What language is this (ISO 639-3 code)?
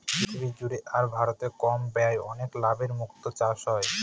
ben